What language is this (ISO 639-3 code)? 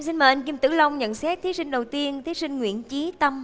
vie